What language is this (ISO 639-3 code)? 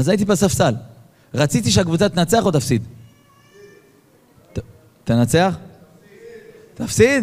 heb